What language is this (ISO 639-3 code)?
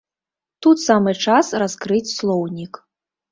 bel